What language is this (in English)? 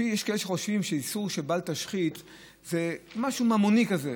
Hebrew